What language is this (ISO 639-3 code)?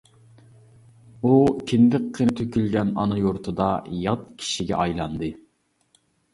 uig